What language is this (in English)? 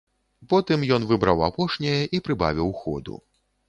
Belarusian